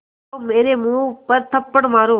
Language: Hindi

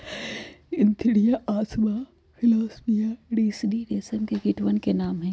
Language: Magahi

